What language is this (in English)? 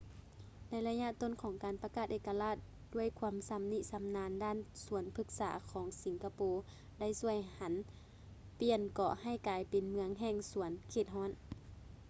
Lao